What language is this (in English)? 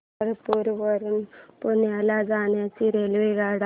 Marathi